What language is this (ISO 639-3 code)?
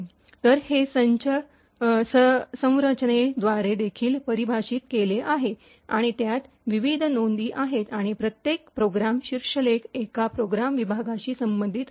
mar